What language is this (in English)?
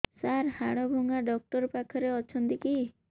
Odia